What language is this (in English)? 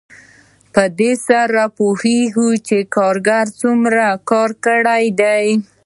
Pashto